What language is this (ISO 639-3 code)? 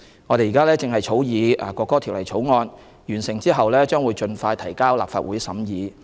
yue